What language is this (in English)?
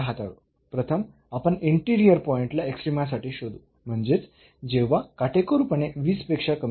Marathi